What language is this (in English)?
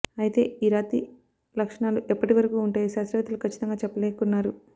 Telugu